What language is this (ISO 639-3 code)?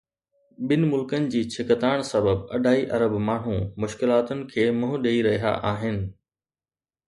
snd